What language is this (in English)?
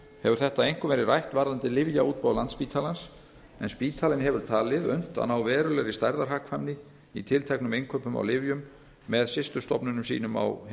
Icelandic